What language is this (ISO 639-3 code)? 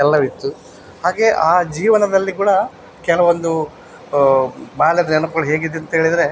kan